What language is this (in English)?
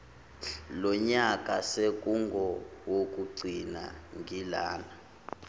Zulu